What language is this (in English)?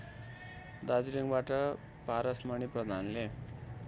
Nepali